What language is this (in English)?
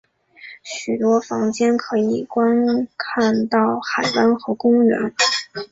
Chinese